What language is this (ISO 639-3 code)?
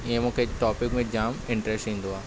snd